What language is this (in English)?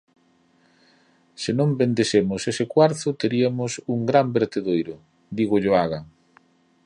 Galician